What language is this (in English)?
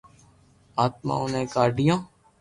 Loarki